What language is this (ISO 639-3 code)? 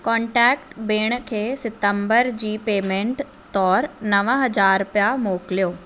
snd